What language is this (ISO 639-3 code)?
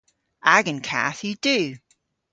cor